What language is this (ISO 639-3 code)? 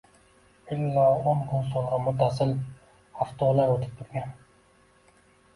uzb